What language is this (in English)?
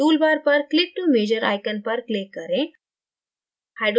Hindi